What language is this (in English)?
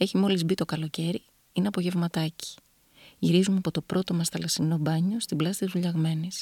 Greek